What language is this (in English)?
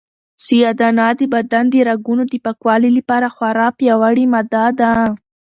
Pashto